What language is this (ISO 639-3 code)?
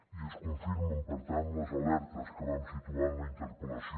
cat